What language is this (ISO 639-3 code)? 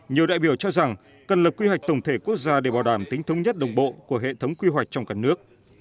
vie